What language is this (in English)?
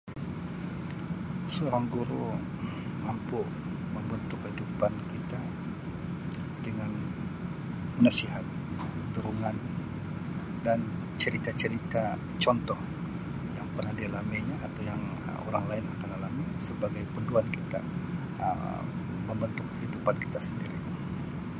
Sabah Malay